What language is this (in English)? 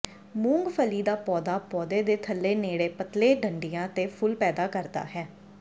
Punjabi